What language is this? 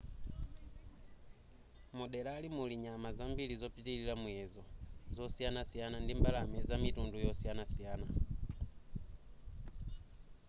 Nyanja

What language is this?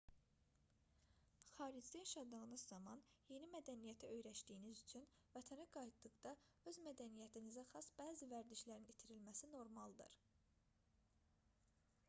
Azerbaijani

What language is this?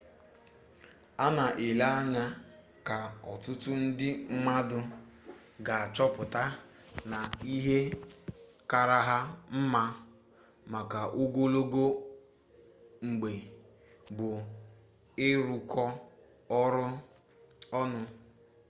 Igbo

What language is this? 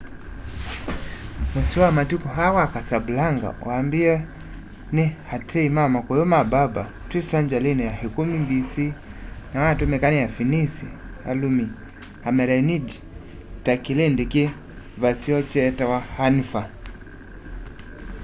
Kamba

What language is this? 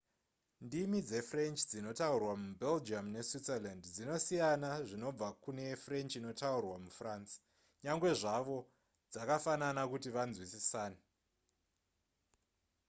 Shona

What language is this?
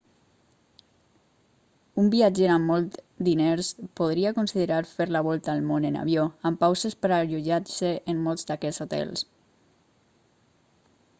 Catalan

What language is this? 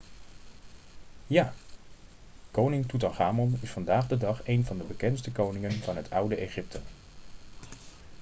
Dutch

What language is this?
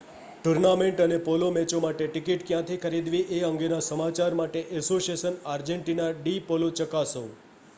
Gujarati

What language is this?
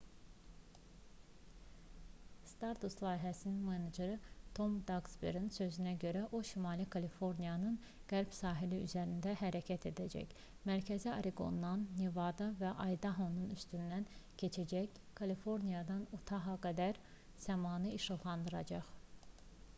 Azerbaijani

